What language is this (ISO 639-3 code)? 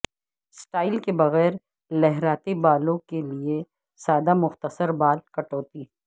urd